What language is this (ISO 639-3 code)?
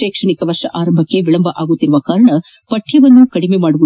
kan